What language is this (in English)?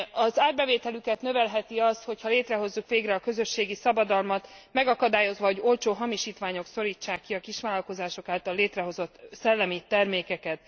Hungarian